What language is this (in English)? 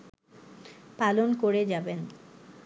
Bangla